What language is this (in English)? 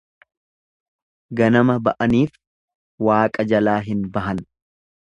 Oromo